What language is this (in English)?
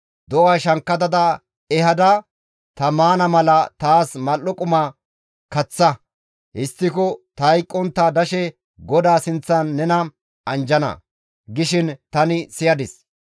Gamo